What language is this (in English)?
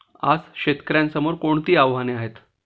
Marathi